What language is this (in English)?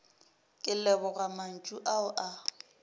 Northern Sotho